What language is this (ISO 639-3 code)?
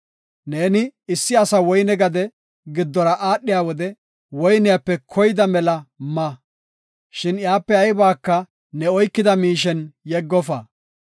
gof